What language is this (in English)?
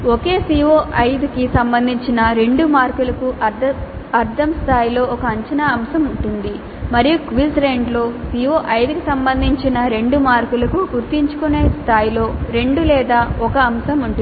Telugu